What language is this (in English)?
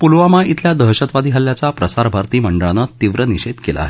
Marathi